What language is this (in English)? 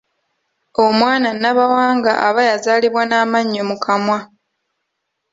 Ganda